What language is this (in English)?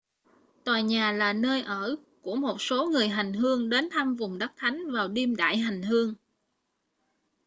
Vietnamese